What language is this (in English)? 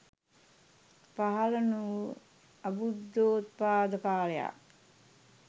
Sinhala